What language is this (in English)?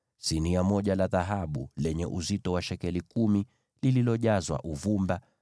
Swahili